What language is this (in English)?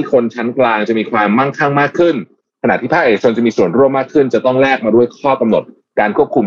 Thai